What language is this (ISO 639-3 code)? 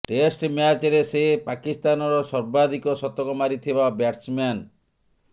ori